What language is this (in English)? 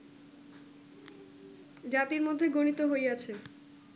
Bangla